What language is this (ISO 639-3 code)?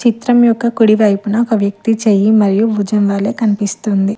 tel